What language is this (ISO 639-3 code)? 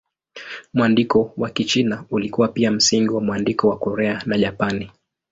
swa